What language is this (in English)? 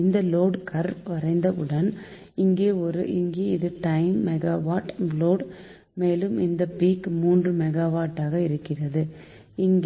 Tamil